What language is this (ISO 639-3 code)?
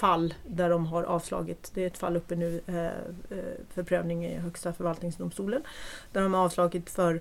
swe